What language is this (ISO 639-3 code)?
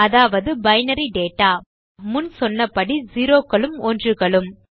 tam